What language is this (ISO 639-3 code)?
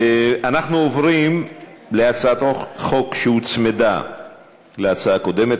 heb